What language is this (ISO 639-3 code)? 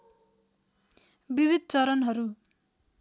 nep